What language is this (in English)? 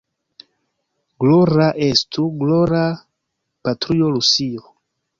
Esperanto